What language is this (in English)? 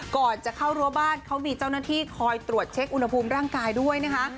Thai